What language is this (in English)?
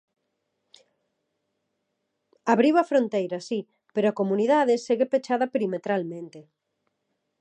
Galician